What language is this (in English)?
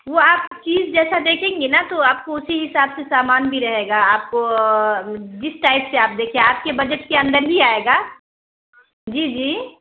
Urdu